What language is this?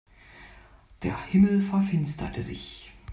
German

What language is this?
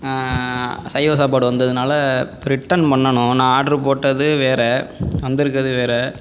Tamil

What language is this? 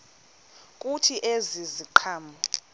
Xhosa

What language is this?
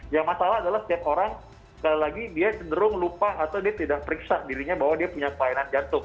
Indonesian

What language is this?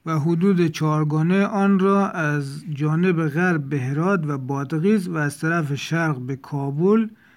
Persian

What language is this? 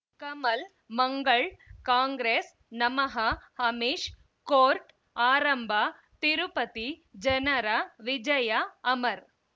Kannada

